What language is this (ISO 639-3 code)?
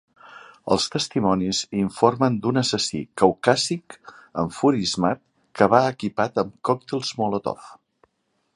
cat